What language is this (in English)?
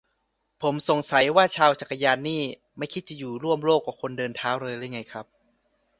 Thai